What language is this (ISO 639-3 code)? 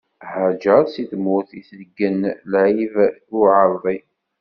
kab